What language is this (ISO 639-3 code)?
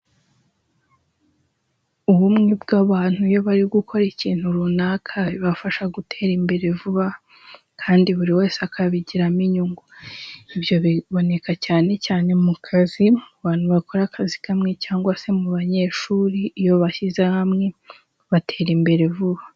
kin